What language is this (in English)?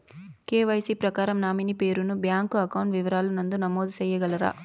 Telugu